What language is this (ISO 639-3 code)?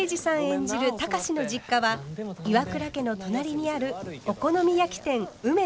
jpn